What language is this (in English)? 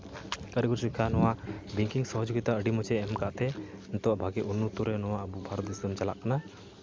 Santali